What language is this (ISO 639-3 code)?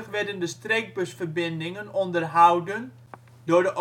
nld